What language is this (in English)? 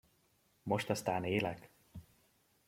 Hungarian